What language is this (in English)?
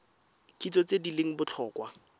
Tswana